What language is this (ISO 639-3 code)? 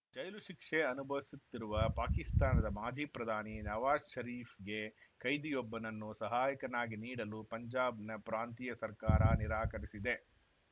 kan